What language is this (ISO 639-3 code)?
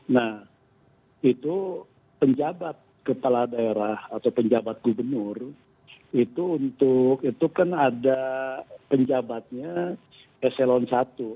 ind